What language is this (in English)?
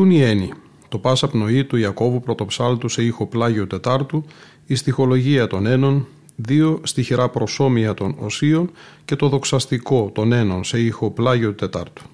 Greek